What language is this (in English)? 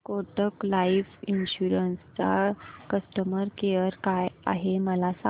Marathi